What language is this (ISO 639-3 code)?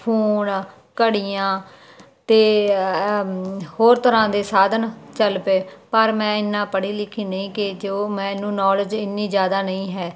pan